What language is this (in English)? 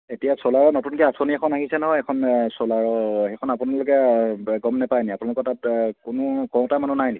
Assamese